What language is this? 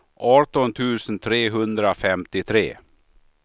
Swedish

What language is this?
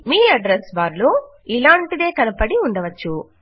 Telugu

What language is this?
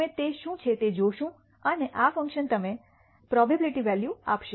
Gujarati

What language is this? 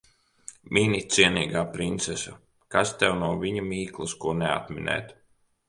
Latvian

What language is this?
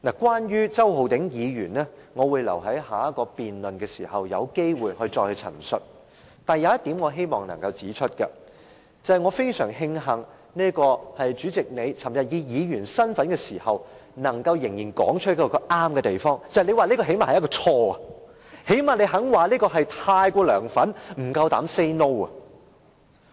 Cantonese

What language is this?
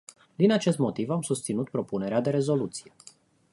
Romanian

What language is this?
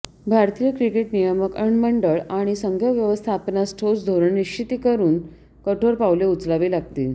Marathi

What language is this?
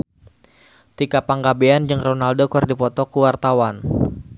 Sundanese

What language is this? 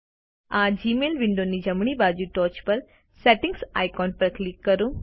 Gujarati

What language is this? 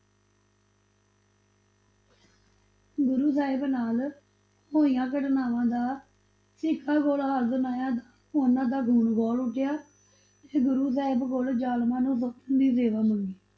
Punjabi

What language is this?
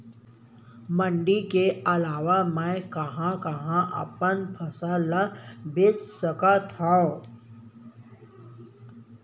Chhattisgarhi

